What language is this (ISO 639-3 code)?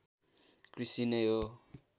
nep